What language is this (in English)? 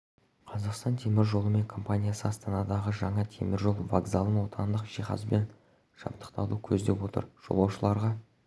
Kazakh